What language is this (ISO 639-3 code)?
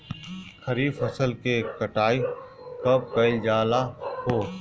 bho